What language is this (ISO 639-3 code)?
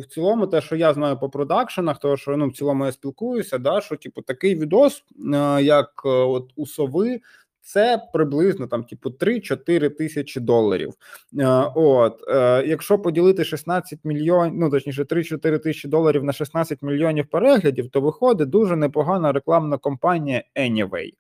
ukr